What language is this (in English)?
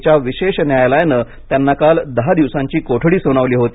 Marathi